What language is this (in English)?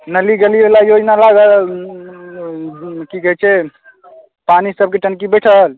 Maithili